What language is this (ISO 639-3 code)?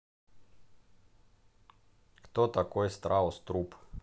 rus